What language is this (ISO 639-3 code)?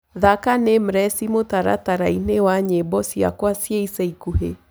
kik